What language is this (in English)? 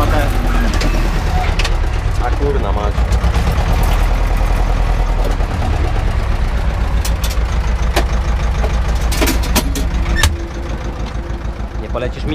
Polish